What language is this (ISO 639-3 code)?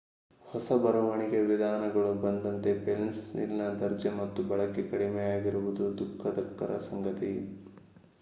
kan